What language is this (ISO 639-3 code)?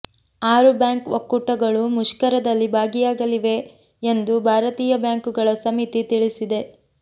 kan